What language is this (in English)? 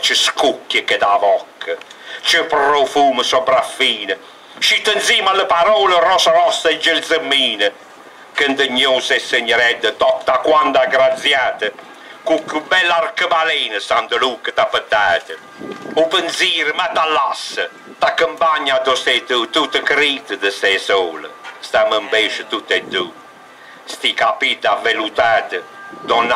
Italian